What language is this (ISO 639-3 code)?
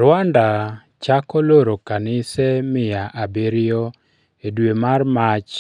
luo